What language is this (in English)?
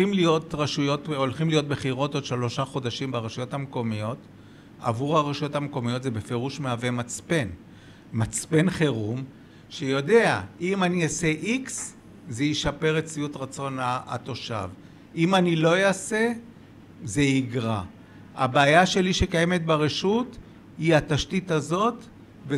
Hebrew